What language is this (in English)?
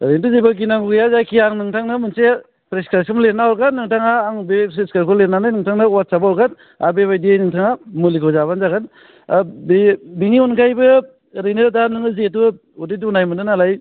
Bodo